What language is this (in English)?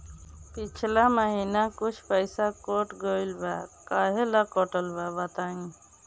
Bhojpuri